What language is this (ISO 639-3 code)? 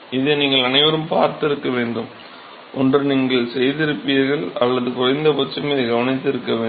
tam